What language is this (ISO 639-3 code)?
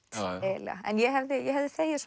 isl